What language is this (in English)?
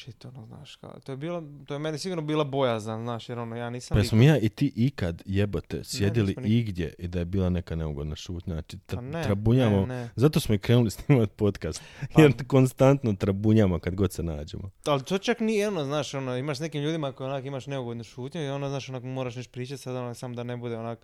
Croatian